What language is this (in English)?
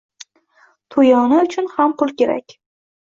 Uzbek